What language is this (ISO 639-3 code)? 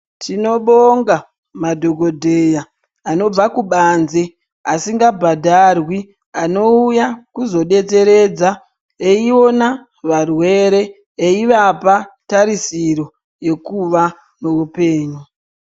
ndc